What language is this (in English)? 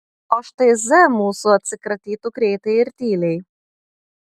Lithuanian